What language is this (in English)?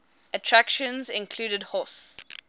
English